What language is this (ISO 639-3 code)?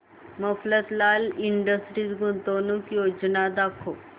mar